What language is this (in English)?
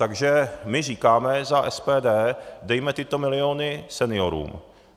Czech